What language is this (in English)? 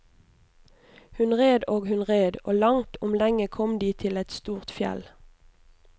Norwegian